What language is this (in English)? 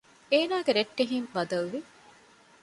Divehi